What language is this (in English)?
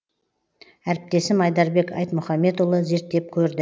Kazakh